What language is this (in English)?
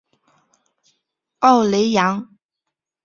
Chinese